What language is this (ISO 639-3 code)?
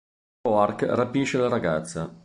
ita